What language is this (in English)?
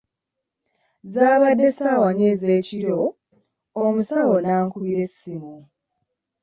Ganda